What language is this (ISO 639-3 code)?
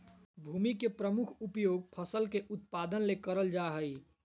mag